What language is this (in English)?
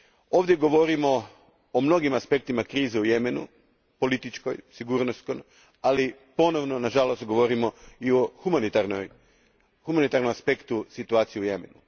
Croatian